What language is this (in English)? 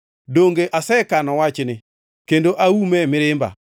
Luo (Kenya and Tanzania)